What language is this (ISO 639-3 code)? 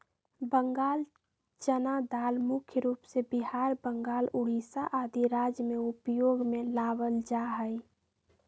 mag